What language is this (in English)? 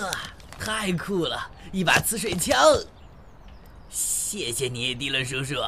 Chinese